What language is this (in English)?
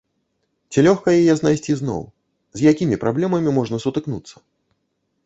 Belarusian